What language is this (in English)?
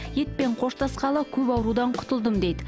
Kazakh